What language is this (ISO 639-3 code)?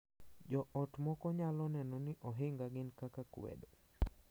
luo